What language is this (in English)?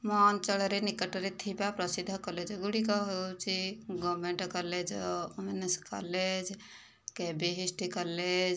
Odia